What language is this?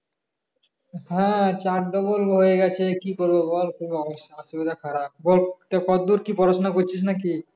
Bangla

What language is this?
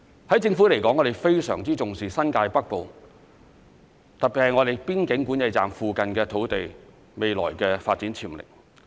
Cantonese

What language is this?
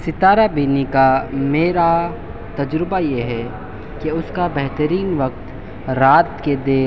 Urdu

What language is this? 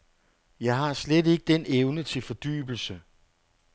Danish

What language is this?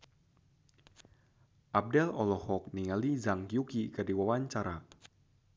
Sundanese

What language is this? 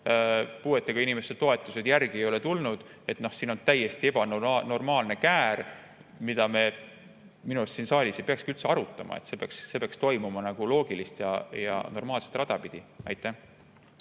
Estonian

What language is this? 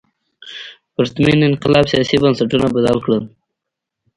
Pashto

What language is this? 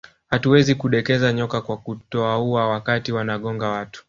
Swahili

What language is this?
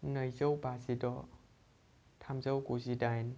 Bodo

